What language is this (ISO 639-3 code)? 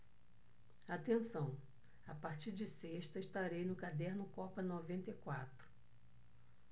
por